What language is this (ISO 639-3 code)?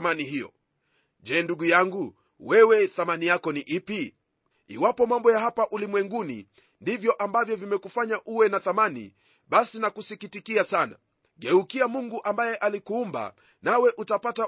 swa